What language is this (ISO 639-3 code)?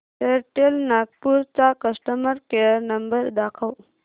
mar